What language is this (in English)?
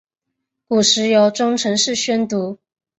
Chinese